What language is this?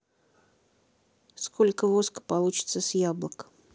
Russian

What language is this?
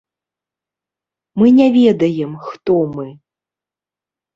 Belarusian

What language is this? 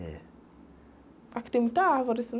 Portuguese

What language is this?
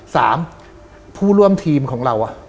Thai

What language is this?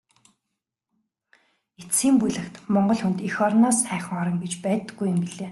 Mongolian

